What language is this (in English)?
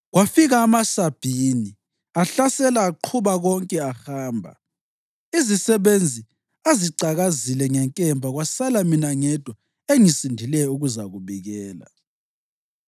North Ndebele